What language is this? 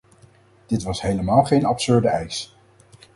Dutch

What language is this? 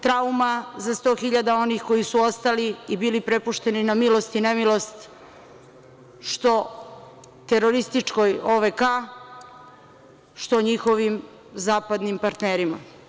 Serbian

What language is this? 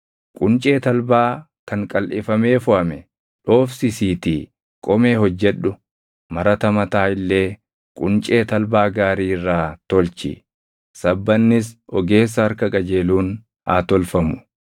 Oromo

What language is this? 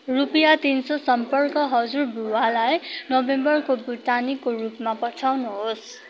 Nepali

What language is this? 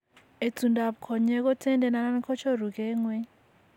Kalenjin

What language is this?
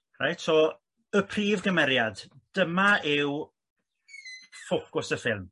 Welsh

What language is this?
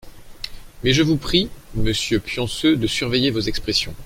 French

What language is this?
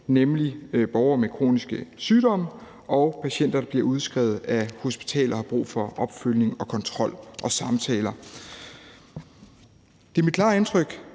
Danish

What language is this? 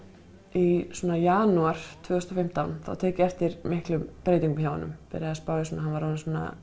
Icelandic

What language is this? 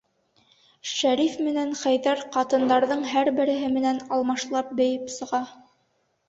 Bashkir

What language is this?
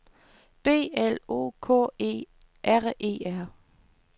Danish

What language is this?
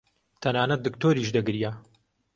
Central Kurdish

